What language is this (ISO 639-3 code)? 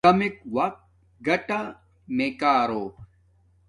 dmk